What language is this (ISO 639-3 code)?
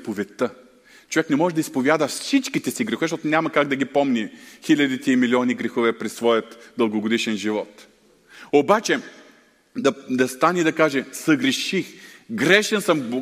bul